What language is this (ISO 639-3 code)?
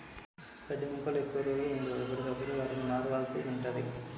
tel